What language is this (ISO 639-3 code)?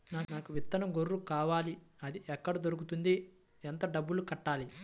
tel